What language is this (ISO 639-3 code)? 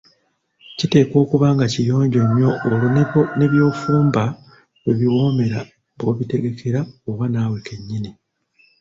lug